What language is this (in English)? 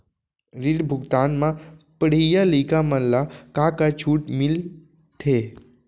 Chhattisgarhi